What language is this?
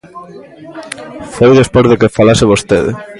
Galician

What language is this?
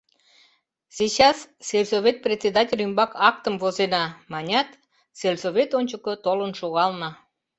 Mari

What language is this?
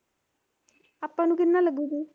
Punjabi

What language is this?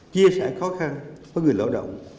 Vietnamese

